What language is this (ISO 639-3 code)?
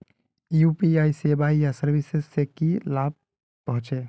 mag